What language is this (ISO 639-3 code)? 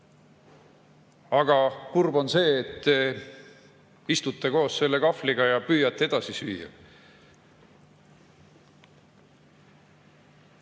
est